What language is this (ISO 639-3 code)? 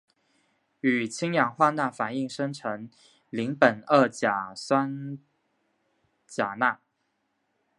zho